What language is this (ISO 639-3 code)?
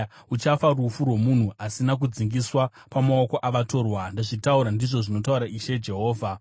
sna